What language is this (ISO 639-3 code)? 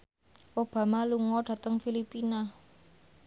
jav